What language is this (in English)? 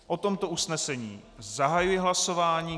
Czech